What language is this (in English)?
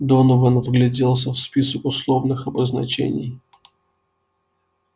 Russian